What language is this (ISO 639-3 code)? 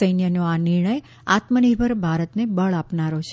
guj